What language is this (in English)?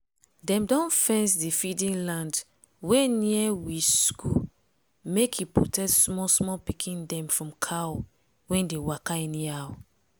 Nigerian Pidgin